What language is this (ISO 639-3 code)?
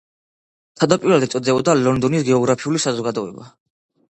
kat